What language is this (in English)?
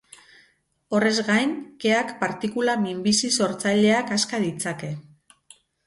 Basque